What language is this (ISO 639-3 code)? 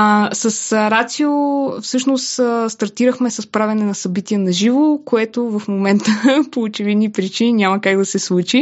bul